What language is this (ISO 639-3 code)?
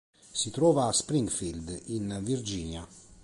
ita